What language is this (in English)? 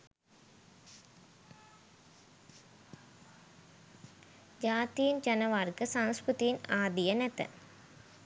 Sinhala